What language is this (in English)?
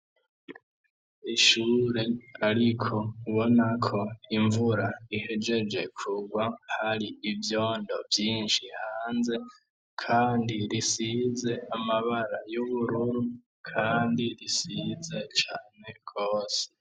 Rundi